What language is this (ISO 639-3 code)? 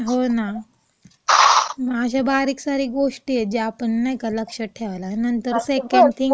mar